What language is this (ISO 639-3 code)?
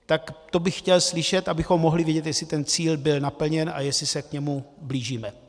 ces